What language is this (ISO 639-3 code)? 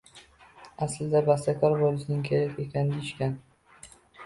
uzb